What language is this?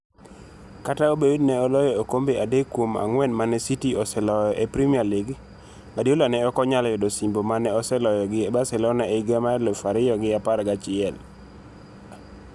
Luo (Kenya and Tanzania)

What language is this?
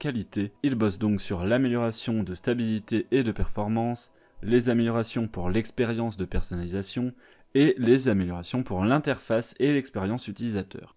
French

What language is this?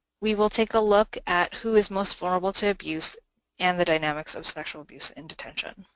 English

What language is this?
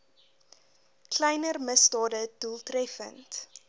Afrikaans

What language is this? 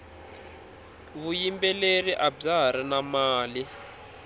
Tsonga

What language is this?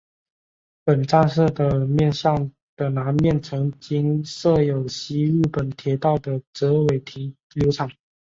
Chinese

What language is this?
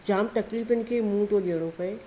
Sindhi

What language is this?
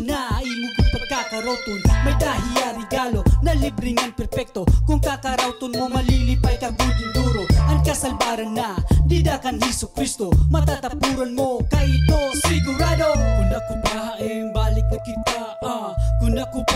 Indonesian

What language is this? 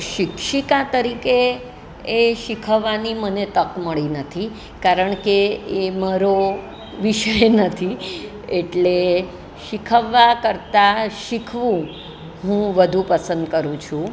Gujarati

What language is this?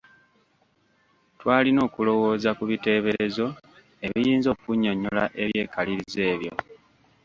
Ganda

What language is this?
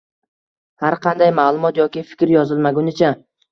Uzbek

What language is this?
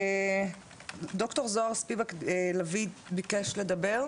Hebrew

